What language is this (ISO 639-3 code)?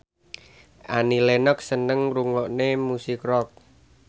jav